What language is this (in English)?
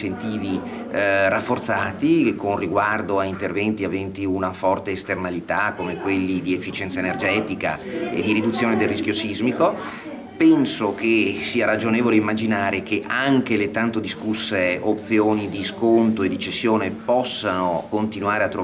Italian